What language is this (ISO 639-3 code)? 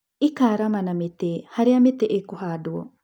kik